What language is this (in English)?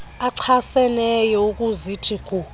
Xhosa